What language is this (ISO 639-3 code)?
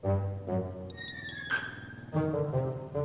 ind